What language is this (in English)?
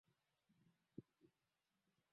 Swahili